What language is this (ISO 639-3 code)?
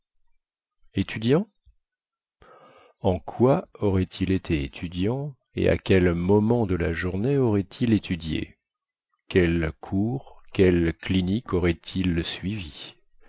fra